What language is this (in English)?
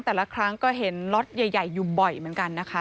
Thai